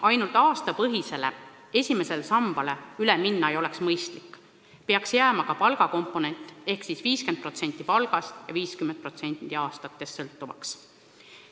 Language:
Estonian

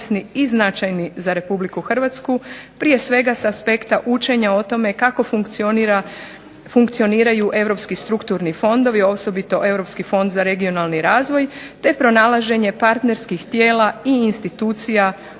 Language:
Croatian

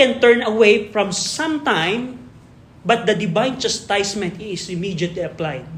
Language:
Filipino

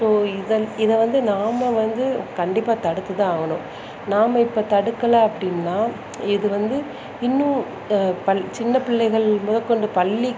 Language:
Tamil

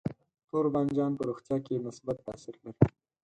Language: Pashto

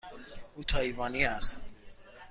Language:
Persian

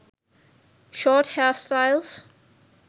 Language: Sinhala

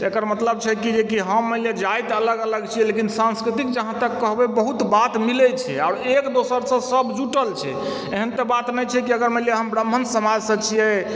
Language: Maithili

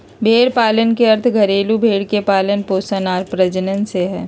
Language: Magahi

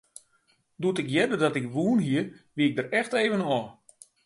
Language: Western Frisian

